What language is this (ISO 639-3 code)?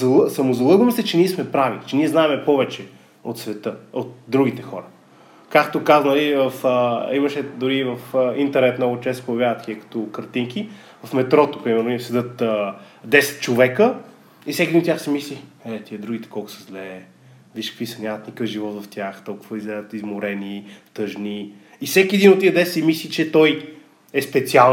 bul